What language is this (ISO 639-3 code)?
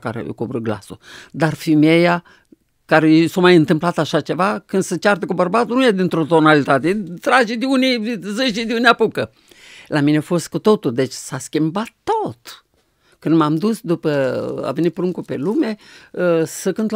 ron